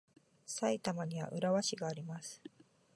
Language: Japanese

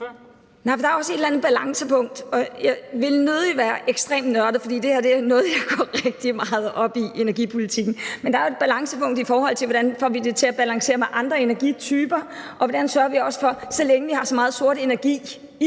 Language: Danish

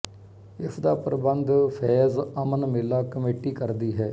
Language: Punjabi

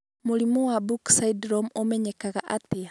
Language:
Kikuyu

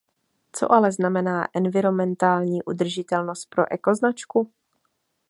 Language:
Czech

